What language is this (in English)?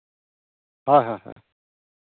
Santali